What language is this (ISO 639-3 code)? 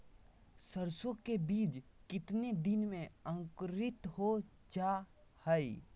mag